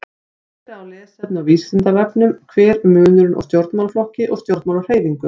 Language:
Icelandic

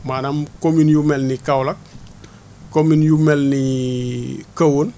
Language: Wolof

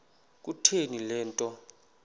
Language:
Xhosa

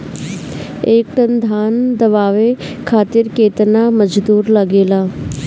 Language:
Bhojpuri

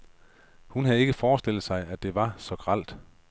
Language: Danish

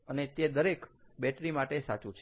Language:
Gujarati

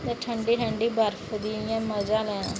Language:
Dogri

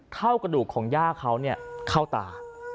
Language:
Thai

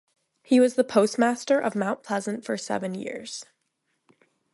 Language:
English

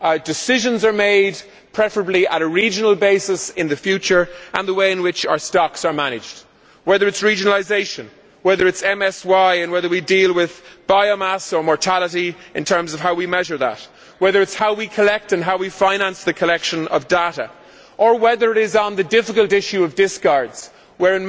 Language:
English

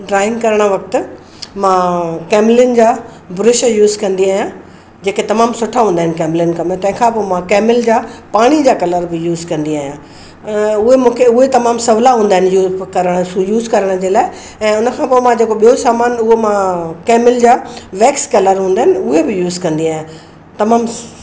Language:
Sindhi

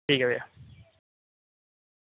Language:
Dogri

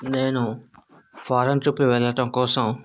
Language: Telugu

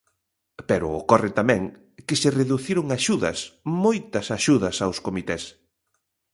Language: Galician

